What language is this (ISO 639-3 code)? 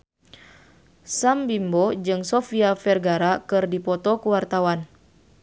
sun